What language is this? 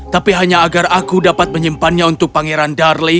Indonesian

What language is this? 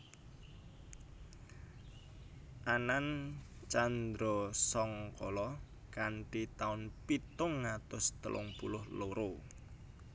Javanese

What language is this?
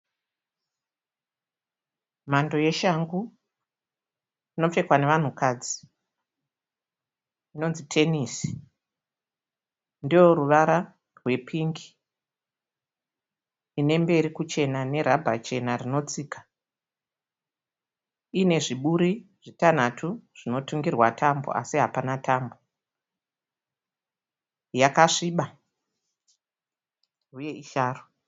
Shona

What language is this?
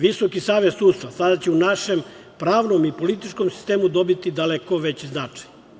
Serbian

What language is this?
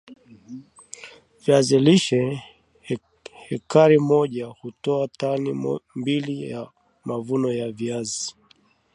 Swahili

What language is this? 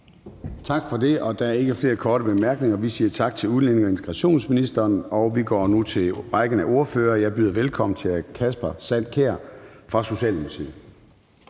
Danish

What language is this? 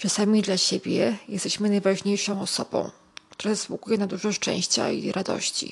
Polish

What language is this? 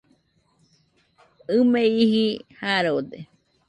Nüpode Huitoto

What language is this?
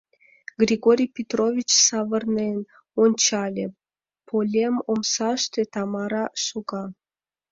Mari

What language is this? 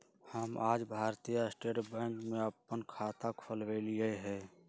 Magahi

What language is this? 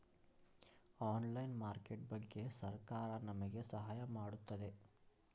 Kannada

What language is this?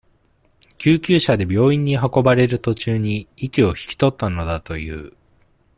Japanese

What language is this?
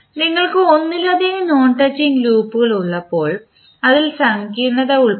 Malayalam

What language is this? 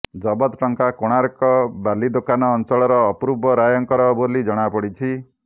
Odia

